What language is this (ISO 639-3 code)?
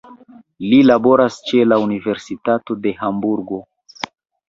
epo